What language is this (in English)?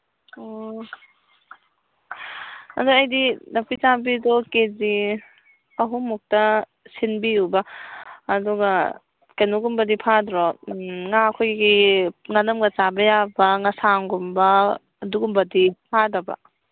Manipuri